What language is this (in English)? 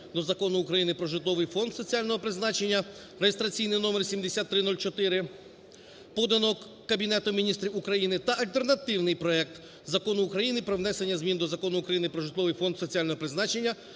Ukrainian